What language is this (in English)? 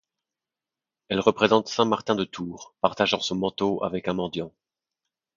French